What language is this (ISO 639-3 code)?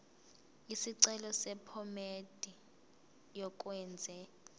zul